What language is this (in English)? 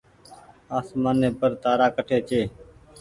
Goaria